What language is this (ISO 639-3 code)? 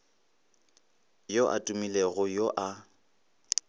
nso